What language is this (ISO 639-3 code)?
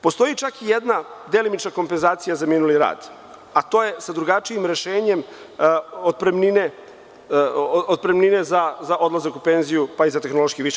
srp